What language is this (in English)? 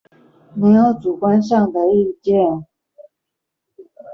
Chinese